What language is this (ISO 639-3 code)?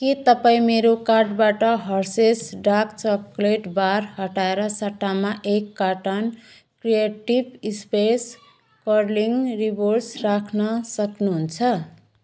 nep